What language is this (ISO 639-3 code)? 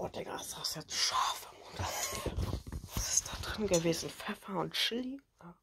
deu